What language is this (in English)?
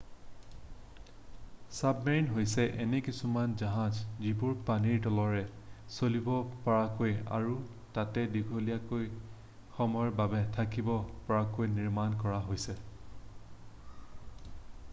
Assamese